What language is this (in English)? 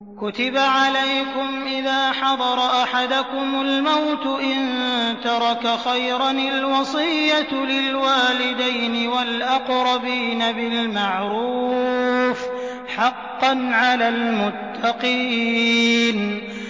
Arabic